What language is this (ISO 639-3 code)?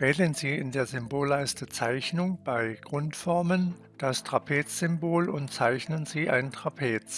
deu